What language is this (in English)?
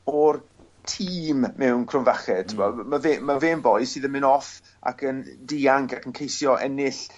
Welsh